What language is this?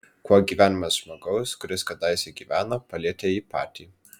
Lithuanian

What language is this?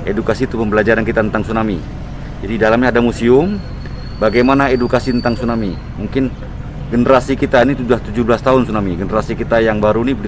Indonesian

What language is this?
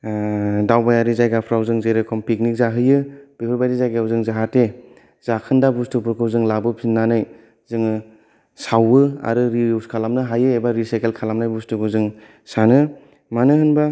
Bodo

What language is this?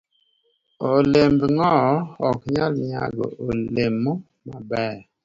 Luo (Kenya and Tanzania)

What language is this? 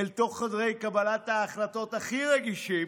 Hebrew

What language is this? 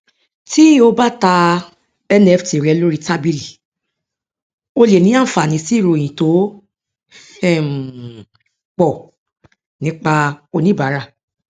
Yoruba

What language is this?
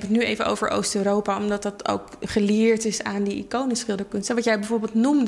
Dutch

